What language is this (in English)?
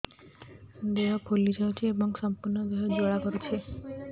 Odia